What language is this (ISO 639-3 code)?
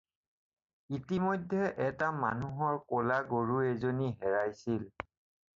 asm